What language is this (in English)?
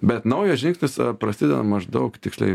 Lithuanian